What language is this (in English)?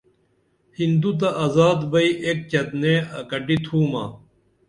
Dameli